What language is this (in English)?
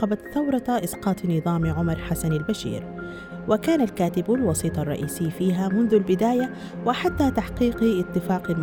Arabic